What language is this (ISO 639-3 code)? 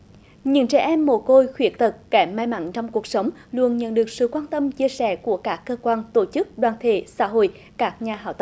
vie